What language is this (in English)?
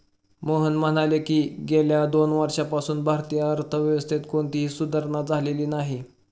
Marathi